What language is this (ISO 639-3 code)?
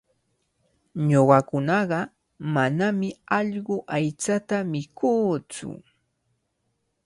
qvl